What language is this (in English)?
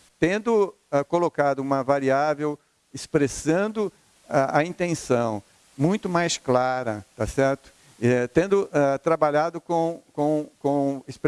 Portuguese